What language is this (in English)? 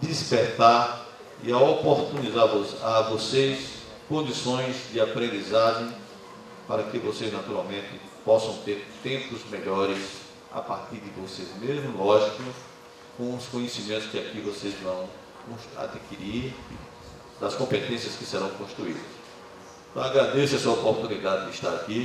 Portuguese